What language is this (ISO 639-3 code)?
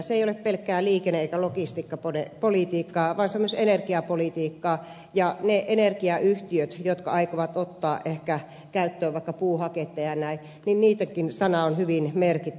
fin